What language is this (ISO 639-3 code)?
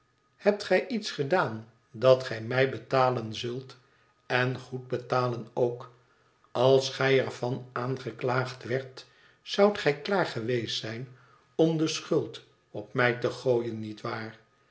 nld